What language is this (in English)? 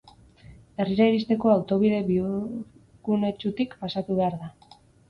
Basque